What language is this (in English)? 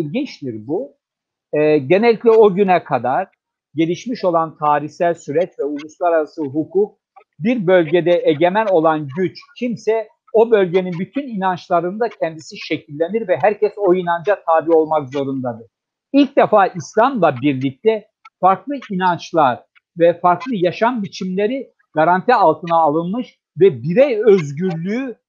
Turkish